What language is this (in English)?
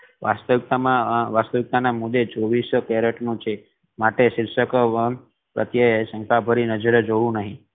Gujarati